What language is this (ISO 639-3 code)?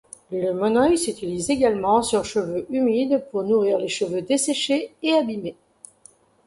fra